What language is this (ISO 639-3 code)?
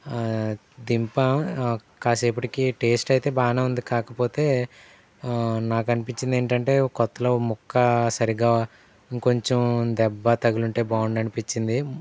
tel